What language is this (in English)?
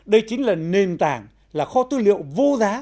Vietnamese